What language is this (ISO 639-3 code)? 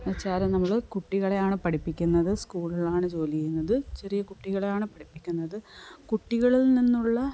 mal